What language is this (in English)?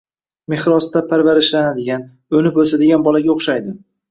Uzbek